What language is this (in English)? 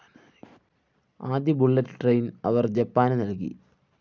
Malayalam